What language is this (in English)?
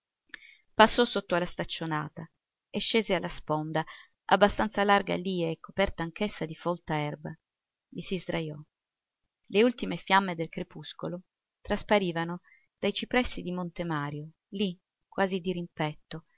Italian